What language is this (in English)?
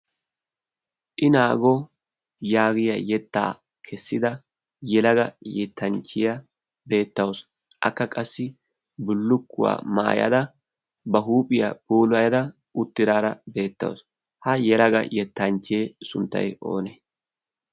Wolaytta